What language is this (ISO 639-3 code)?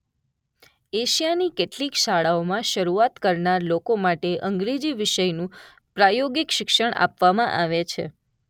guj